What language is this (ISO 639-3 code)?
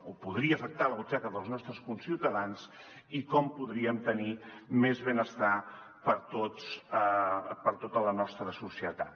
cat